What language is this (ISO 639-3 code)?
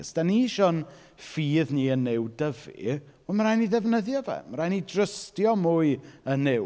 cym